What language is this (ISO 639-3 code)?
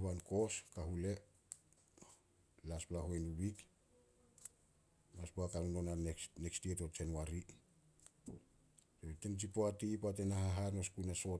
sol